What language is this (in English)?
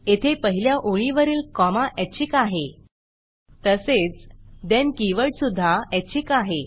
Marathi